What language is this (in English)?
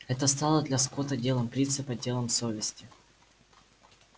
Russian